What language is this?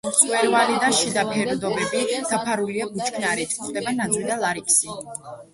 Georgian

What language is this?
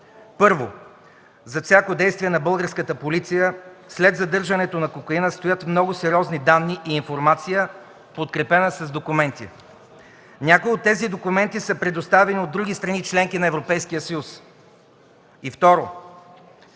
Bulgarian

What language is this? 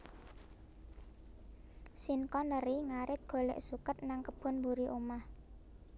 Javanese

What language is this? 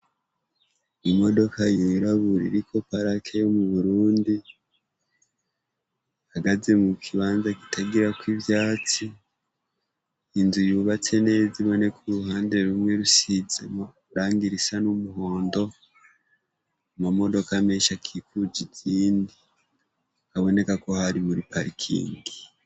Rundi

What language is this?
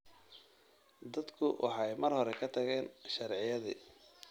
Somali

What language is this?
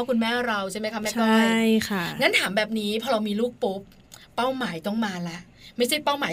Thai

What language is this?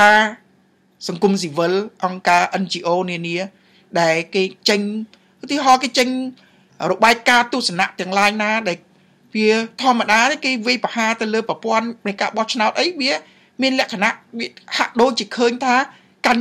Vietnamese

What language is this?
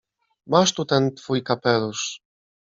Polish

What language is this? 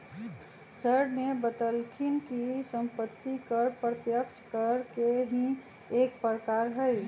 Magahi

